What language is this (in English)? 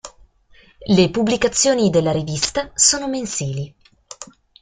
Italian